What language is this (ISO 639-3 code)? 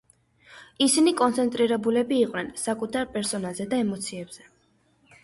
kat